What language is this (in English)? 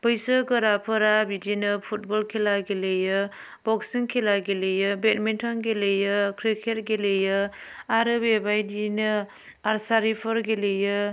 Bodo